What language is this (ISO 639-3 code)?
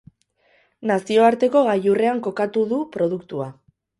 eus